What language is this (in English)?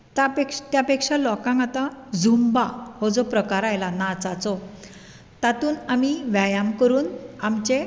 Konkani